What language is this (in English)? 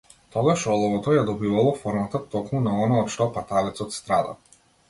Macedonian